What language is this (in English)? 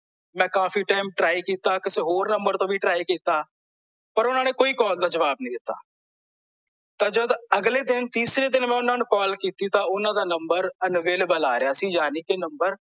Punjabi